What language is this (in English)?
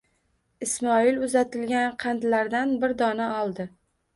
Uzbek